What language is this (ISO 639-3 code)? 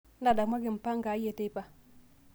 mas